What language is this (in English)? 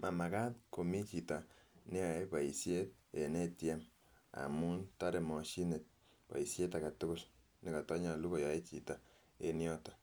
Kalenjin